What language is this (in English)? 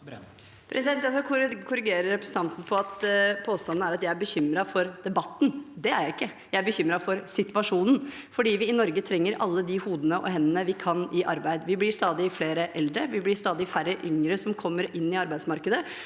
Norwegian